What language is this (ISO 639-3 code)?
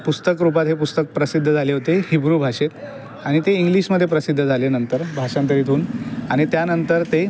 mar